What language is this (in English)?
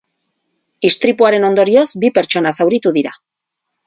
Basque